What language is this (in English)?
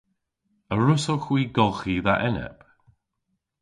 Cornish